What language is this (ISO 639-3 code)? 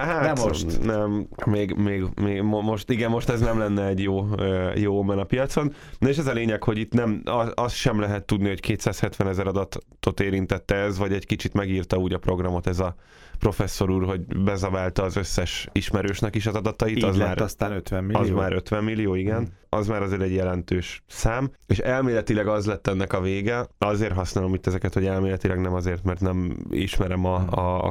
hun